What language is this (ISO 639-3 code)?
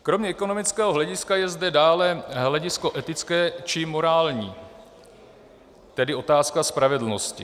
ces